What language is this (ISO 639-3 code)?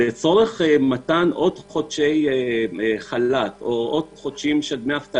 heb